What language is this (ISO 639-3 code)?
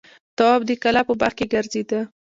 pus